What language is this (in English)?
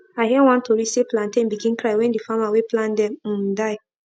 Nigerian Pidgin